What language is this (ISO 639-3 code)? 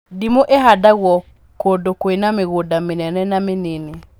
kik